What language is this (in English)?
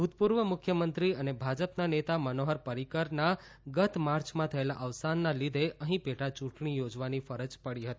Gujarati